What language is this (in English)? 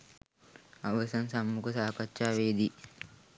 Sinhala